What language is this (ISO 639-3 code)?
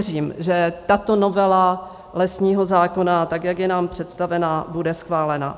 ces